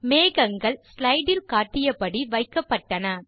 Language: Tamil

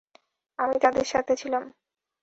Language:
Bangla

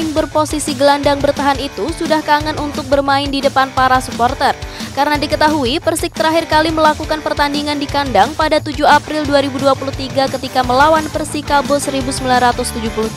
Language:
Indonesian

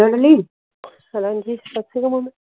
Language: Punjabi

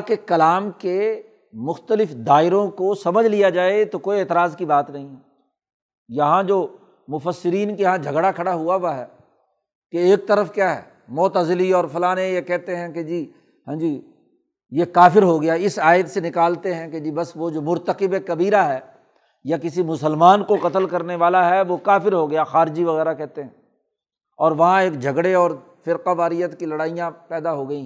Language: Urdu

